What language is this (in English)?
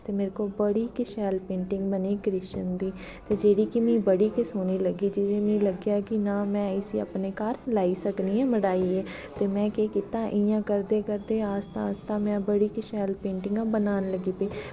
Dogri